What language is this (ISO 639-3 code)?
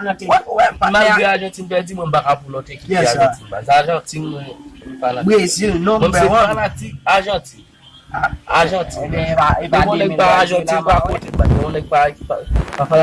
hat